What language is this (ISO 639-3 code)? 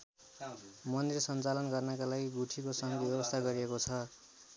nep